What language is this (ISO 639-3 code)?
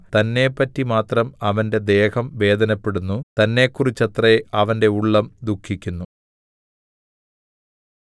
mal